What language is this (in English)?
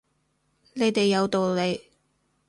Cantonese